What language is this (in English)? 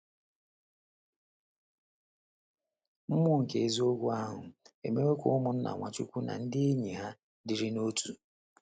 Igbo